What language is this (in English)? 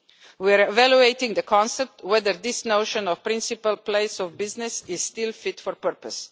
English